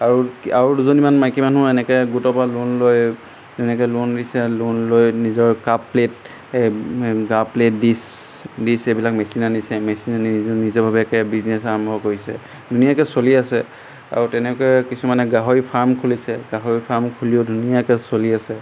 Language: Assamese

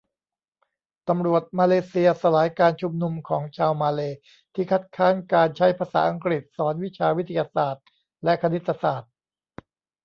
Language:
Thai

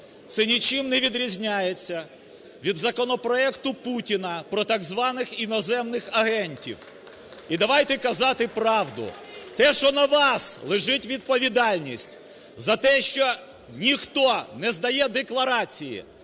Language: Ukrainian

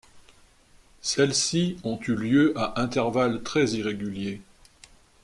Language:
French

